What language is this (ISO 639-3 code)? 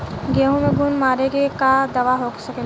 bho